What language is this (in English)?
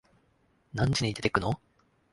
Japanese